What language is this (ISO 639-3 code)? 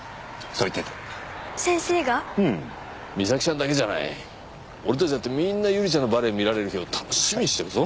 jpn